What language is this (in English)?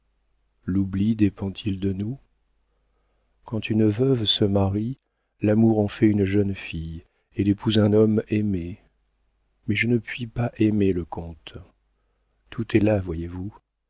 French